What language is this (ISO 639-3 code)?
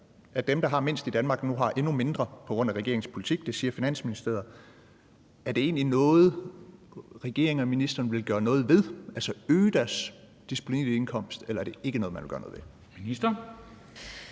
dan